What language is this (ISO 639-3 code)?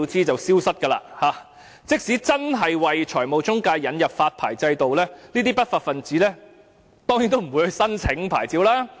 yue